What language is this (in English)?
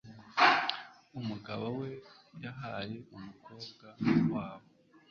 Kinyarwanda